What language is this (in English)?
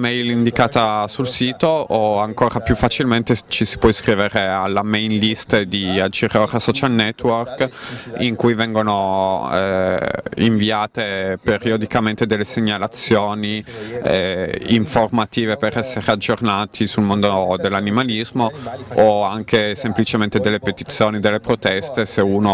Italian